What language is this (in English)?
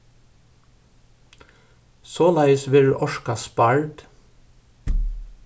Faroese